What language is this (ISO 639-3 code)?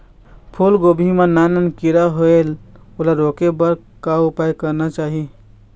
hne